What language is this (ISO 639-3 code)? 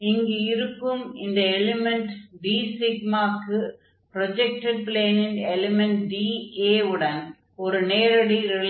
tam